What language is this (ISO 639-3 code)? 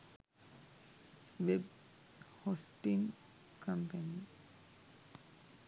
sin